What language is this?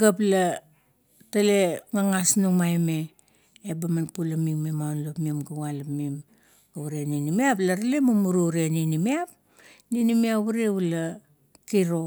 Kuot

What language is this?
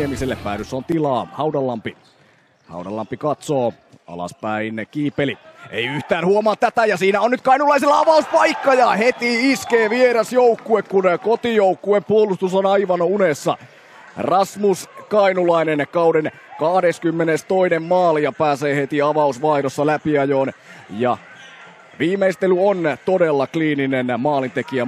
Finnish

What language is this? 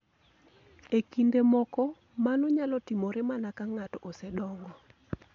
Luo (Kenya and Tanzania)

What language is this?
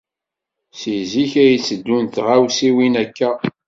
Kabyle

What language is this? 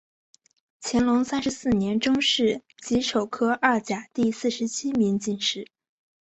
Chinese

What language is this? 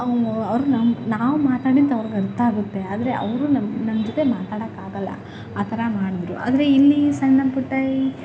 Kannada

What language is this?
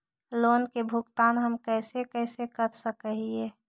Magahi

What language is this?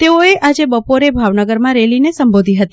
Gujarati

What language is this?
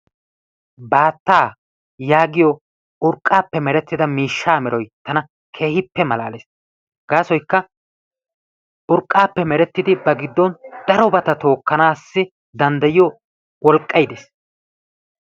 Wolaytta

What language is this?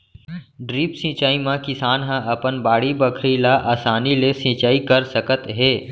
Chhattisgarhi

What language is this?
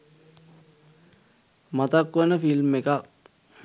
Sinhala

